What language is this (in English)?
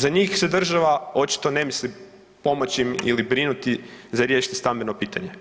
Croatian